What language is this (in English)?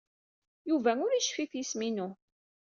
Kabyle